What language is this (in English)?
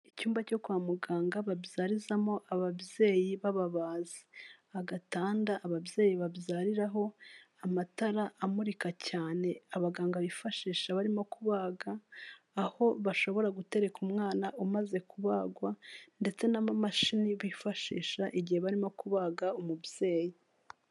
Kinyarwanda